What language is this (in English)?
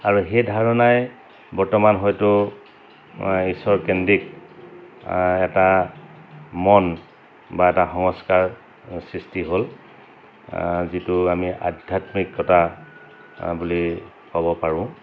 Assamese